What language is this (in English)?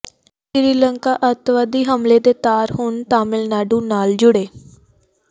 Punjabi